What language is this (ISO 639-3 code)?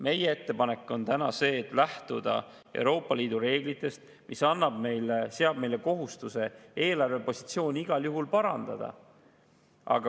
est